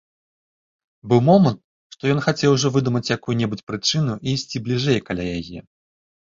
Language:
Belarusian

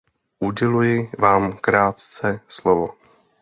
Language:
Czech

